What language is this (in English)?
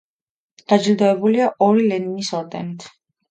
Georgian